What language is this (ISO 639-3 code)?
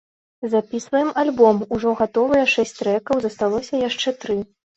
bel